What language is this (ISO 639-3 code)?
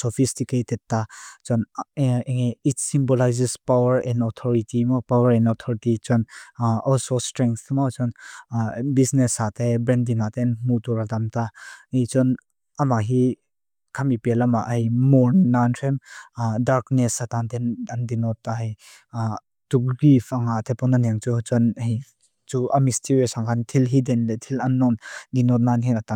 lus